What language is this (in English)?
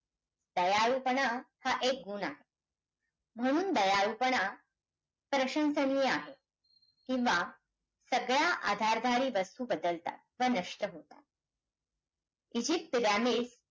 Marathi